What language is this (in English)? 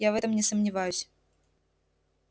Russian